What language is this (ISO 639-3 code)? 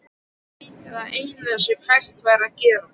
isl